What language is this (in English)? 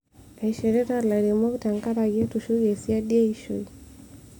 Masai